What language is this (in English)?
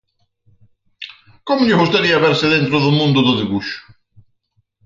Galician